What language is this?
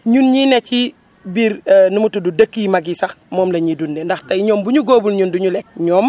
Wolof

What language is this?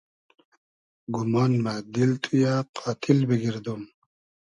Hazaragi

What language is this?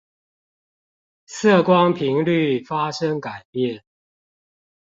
Chinese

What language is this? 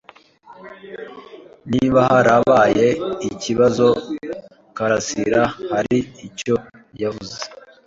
Kinyarwanda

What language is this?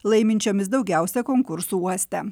Lithuanian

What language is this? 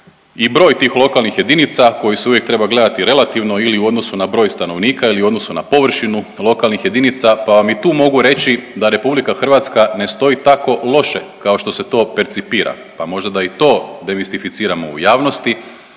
Croatian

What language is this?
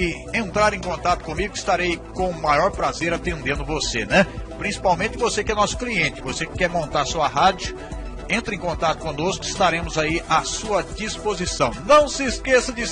Portuguese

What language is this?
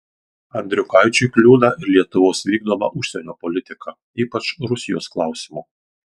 Lithuanian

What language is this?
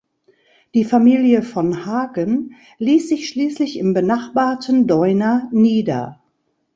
German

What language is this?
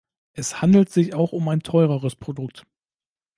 German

